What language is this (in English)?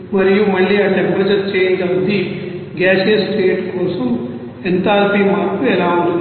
Telugu